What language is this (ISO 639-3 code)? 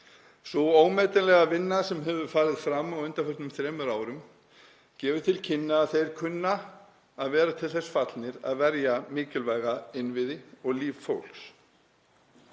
isl